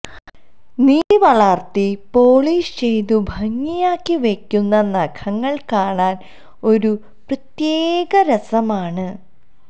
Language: Malayalam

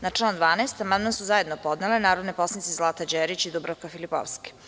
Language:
Serbian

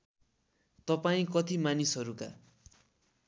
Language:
Nepali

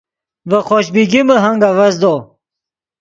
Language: Yidgha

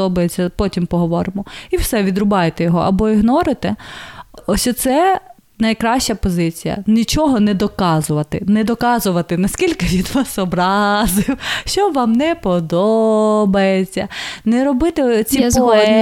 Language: Ukrainian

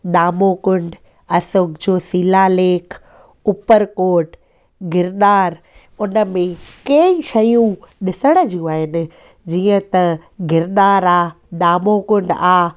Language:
Sindhi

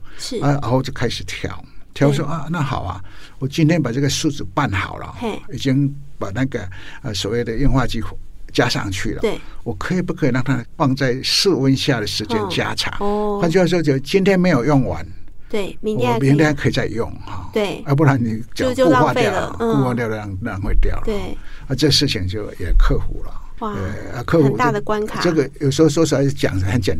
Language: Chinese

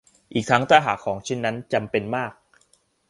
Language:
Thai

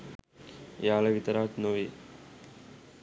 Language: Sinhala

